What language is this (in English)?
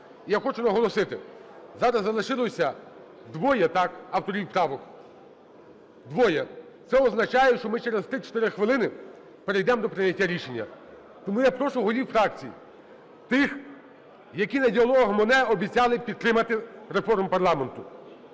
Ukrainian